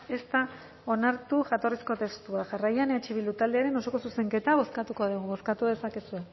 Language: Basque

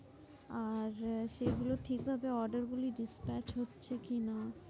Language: Bangla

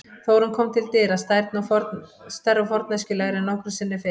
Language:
Icelandic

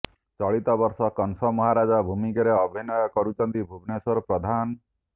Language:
Odia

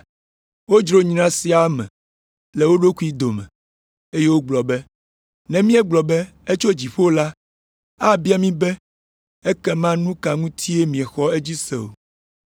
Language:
Ewe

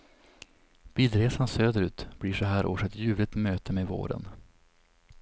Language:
Swedish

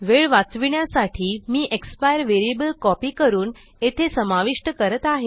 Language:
Marathi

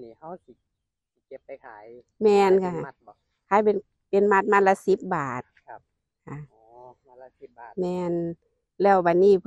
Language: Thai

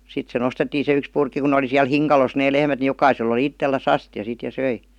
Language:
Finnish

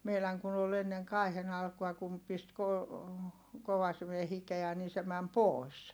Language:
Finnish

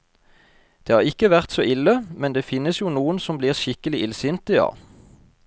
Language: Norwegian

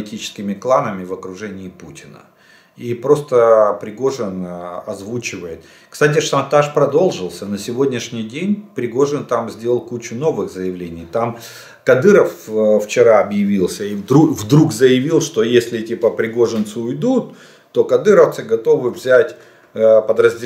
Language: Russian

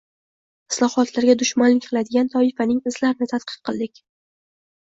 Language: Uzbek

